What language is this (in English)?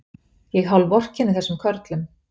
Icelandic